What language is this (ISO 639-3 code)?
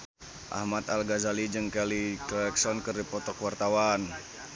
sun